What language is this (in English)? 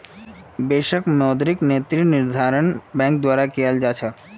Magahi